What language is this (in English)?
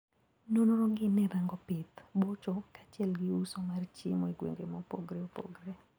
Luo (Kenya and Tanzania)